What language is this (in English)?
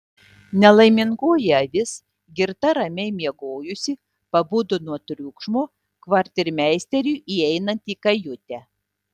Lithuanian